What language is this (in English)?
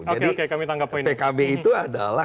Indonesian